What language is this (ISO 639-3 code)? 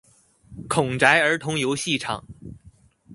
zho